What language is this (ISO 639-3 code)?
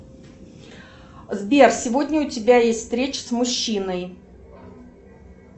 rus